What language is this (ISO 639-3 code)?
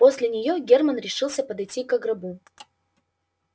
rus